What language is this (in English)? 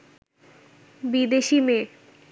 Bangla